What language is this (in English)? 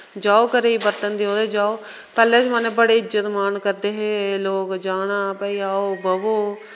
Dogri